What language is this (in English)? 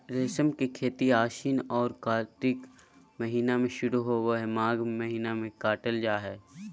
Magahi